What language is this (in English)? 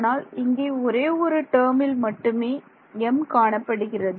Tamil